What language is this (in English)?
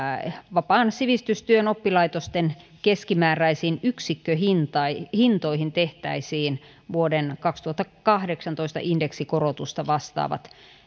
Finnish